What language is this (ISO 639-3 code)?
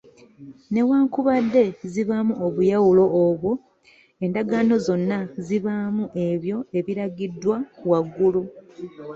lug